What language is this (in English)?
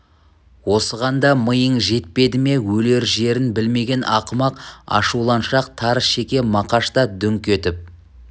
Kazakh